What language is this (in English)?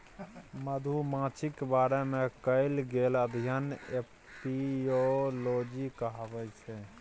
Maithili